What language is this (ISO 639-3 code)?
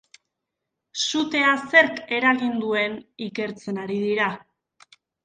eus